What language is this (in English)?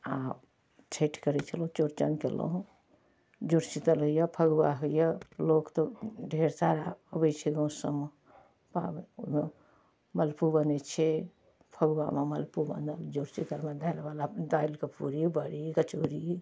Maithili